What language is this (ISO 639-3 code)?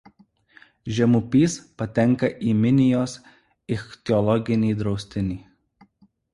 lit